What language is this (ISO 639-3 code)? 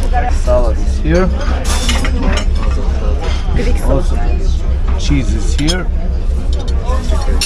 tur